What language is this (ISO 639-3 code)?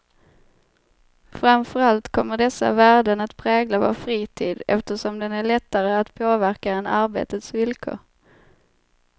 swe